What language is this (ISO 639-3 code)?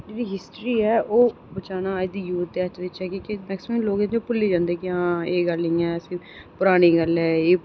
doi